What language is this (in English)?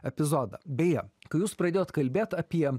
Lithuanian